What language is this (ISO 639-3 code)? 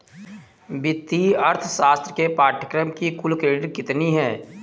hin